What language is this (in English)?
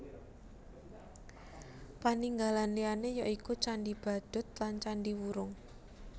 Javanese